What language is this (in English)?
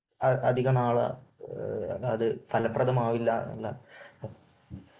Malayalam